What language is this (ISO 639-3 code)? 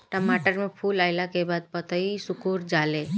bho